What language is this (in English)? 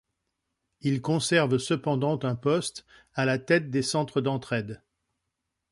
French